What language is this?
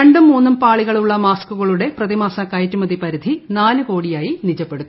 Malayalam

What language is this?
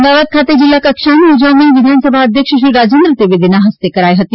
Gujarati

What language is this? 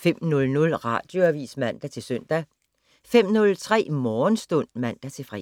Danish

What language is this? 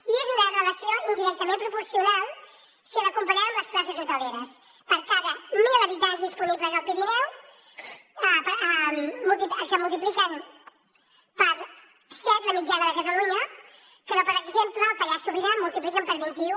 Catalan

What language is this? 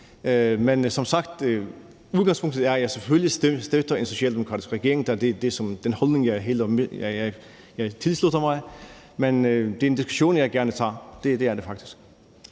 Danish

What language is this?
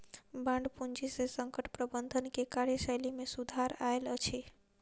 Maithili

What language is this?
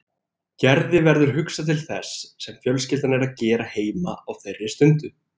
Icelandic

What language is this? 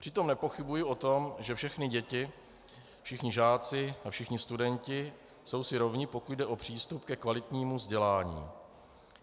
Czech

